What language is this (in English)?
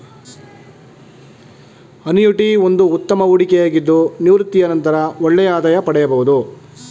Kannada